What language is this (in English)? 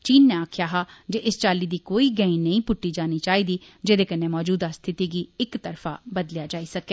Dogri